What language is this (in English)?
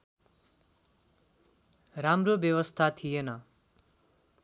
Nepali